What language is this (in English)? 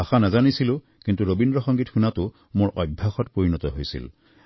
Assamese